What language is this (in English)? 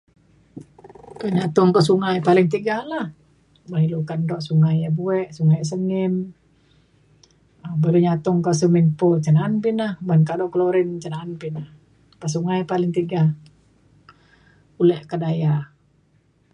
Mainstream Kenyah